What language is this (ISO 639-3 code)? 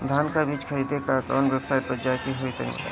bho